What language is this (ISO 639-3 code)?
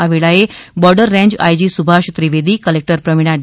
guj